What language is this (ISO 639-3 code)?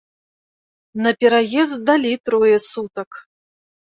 bel